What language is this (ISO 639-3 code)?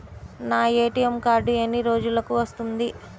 tel